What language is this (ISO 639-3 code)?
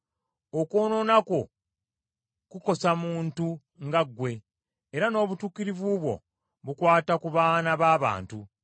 lug